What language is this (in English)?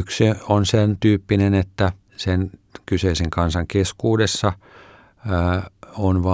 Finnish